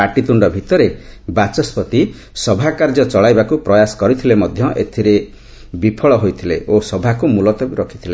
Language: Odia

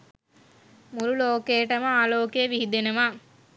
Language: Sinhala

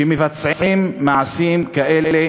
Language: Hebrew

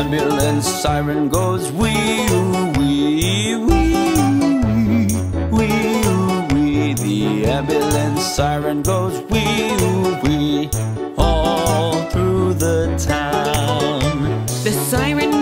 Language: English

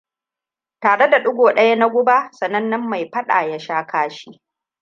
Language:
Hausa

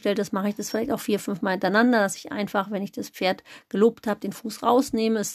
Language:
German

